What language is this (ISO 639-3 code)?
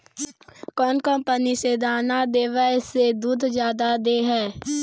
mag